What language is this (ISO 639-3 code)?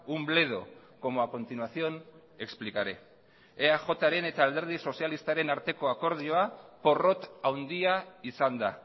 eus